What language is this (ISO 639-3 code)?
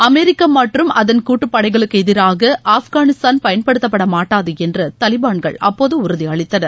tam